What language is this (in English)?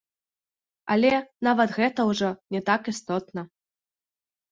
Belarusian